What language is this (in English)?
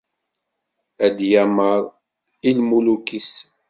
Kabyle